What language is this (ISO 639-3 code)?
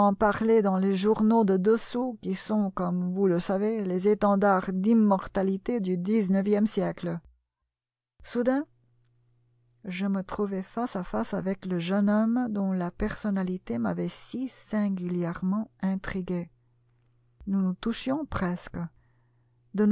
fra